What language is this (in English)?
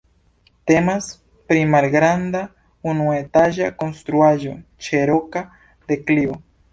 Esperanto